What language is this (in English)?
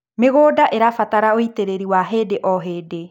Kikuyu